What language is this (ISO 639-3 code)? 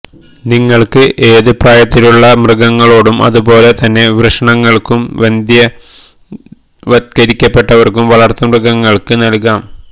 mal